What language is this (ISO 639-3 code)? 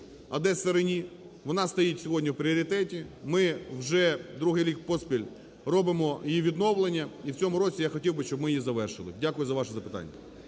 ukr